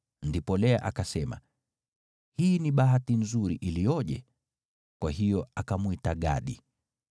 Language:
Swahili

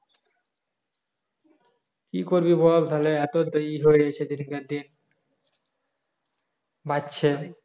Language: Bangla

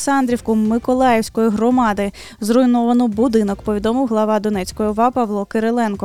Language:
Ukrainian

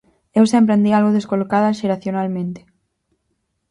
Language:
Galician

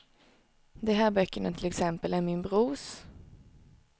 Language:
Swedish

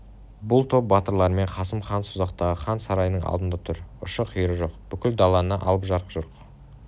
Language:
Kazakh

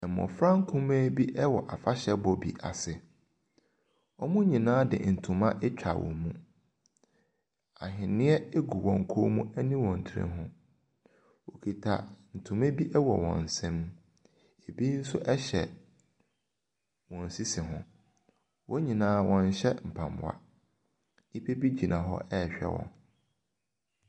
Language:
Akan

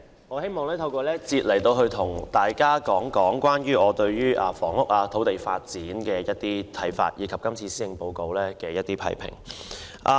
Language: Cantonese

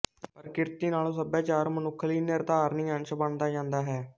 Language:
Punjabi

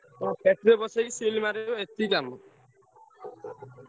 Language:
Odia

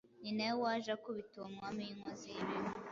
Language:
Kinyarwanda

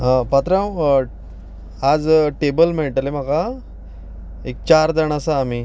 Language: Konkani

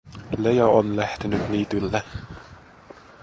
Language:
Finnish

